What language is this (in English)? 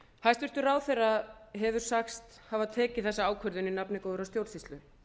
Icelandic